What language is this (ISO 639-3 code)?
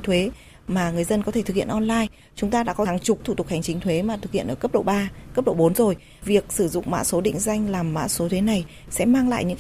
vie